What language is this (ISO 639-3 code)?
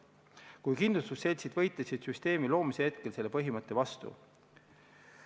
est